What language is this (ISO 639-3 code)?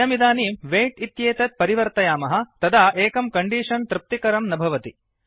san